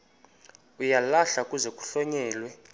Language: Xhosa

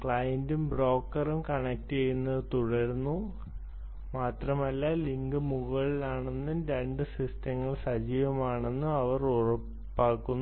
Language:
Malayalam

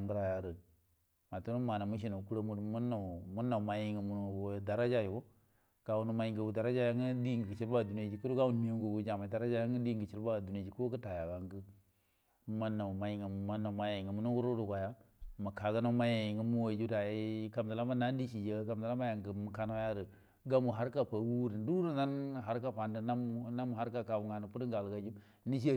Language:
Buduma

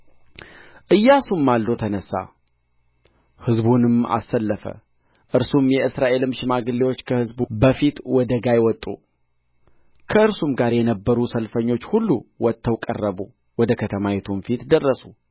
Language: Amharic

